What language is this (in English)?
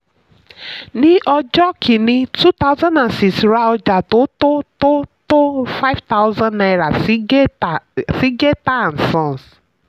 Yoruba